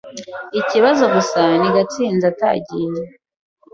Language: Kinyarwanda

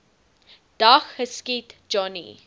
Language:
Afrikaans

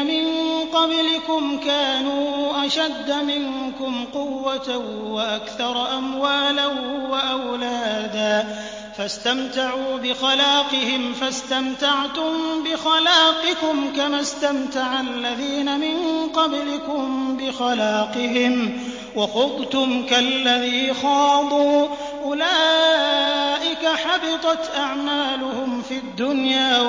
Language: Arabic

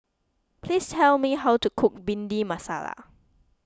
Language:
English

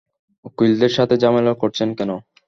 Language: Bangla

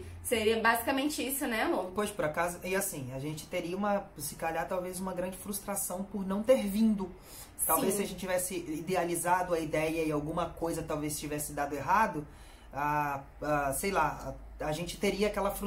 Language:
Portuguese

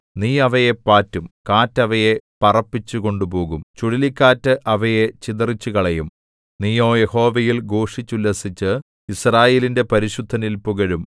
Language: Malayalam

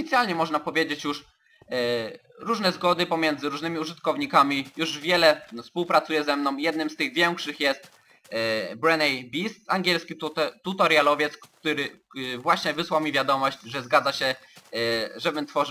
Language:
Polish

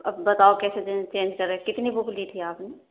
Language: Urdu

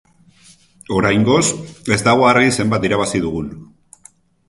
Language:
Basque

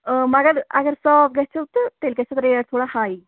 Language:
Kashmiri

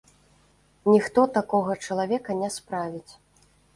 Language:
Belarusian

